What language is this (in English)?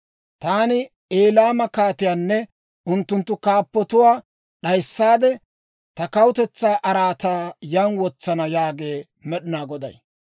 Dawro